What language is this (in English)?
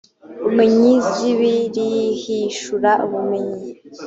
Kinyarwanda